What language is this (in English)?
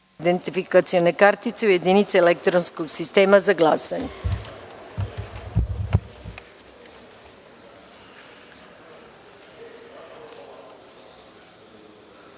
Serbian